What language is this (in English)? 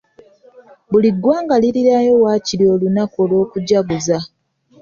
Ganda